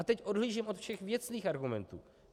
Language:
Czech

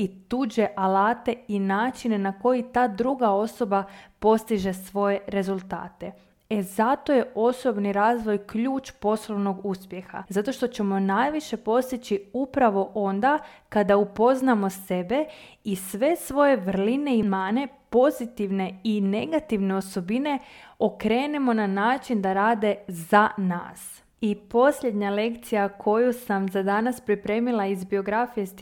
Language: Croatian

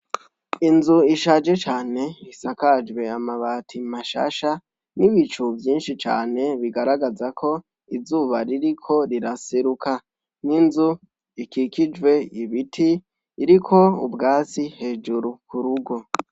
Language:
Rundi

